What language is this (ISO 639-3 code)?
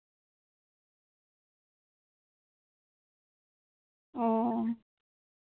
sat